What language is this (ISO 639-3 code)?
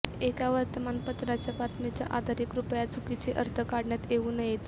mar